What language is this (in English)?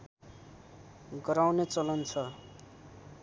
Nepali